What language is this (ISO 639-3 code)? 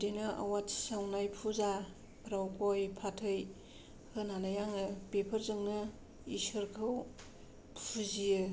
brx